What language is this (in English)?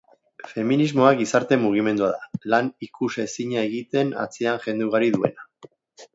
Basque